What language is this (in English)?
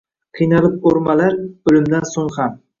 Uzbek